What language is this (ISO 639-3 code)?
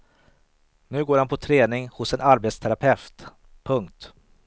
swe